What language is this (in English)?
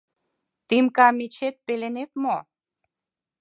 Mari